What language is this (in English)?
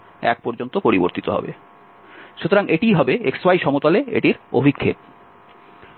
Bangla